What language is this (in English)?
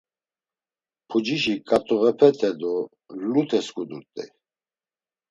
Laz